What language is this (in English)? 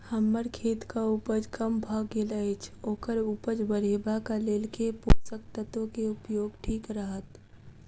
Maithili